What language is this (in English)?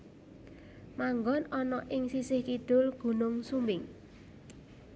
Javanese